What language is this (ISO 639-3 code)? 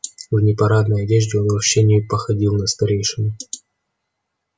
rus